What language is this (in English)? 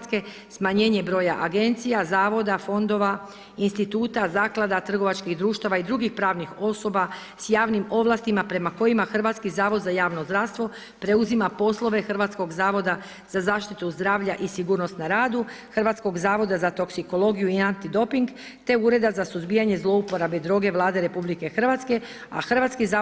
Croatian